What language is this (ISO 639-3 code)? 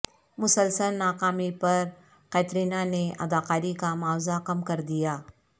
urd